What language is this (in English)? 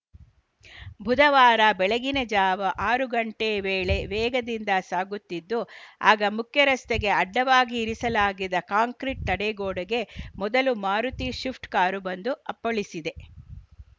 Kannada